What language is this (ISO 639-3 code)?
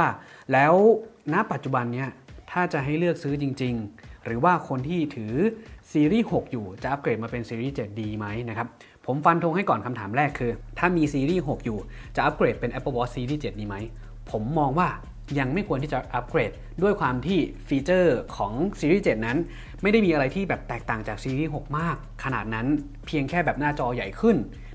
tha